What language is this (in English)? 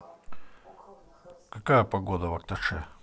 Russian